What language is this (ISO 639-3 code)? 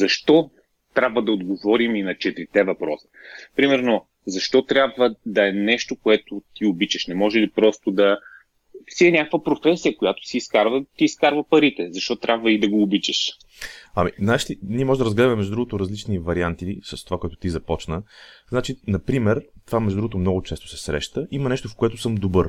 bul